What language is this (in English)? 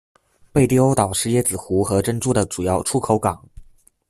Chinese